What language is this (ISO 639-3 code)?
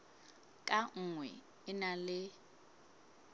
sot